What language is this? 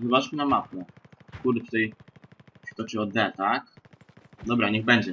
Polish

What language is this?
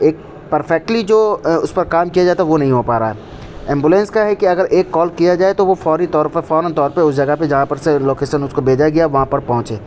Urdu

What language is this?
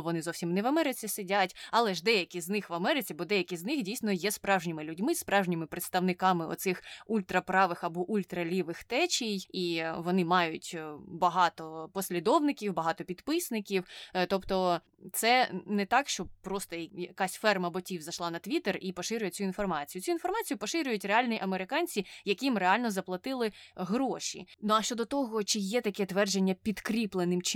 Ukrainian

